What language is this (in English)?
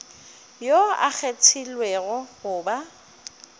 Northern Sotho